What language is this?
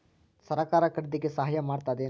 Kannada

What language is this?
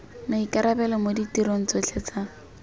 Tswana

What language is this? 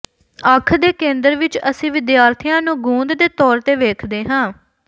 Punjabi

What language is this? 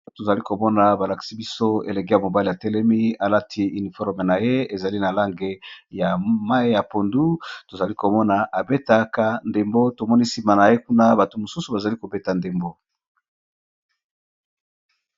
Lingala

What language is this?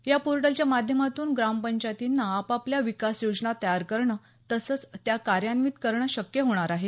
Marathi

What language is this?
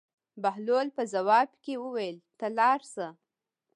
Pashto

